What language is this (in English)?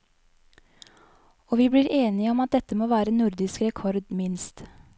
Norwegian